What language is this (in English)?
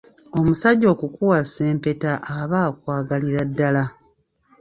Ganda